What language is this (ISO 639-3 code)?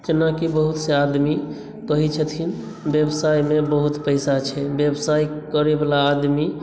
mai